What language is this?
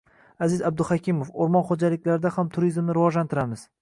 Uzbek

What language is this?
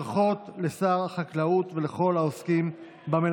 Hebrew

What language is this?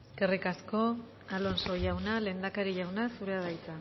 Basque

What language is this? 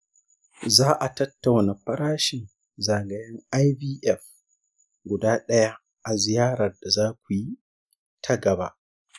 Hausa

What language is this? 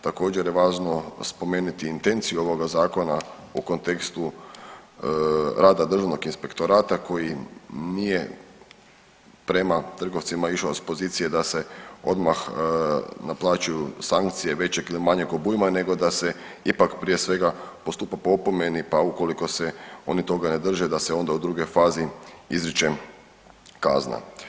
Croatian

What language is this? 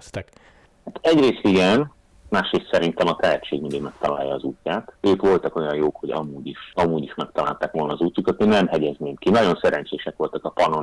Hungarian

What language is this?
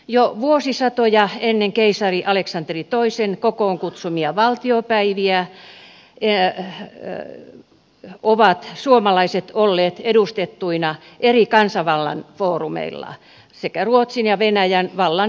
Finnish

